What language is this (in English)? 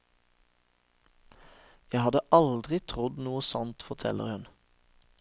Norwegian